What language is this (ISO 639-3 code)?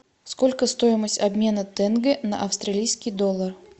rus